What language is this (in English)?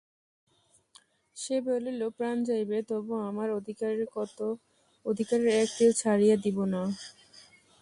Bangla